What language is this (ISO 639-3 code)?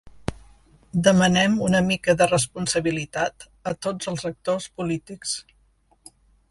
cat